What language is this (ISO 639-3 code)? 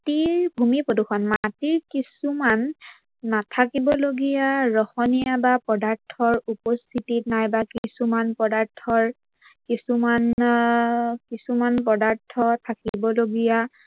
asm